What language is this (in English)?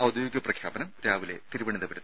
Malayalam